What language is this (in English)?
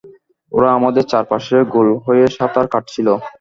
Bangla